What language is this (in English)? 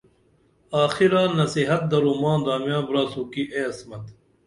Dameli